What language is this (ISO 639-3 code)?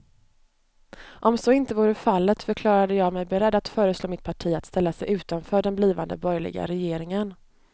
swe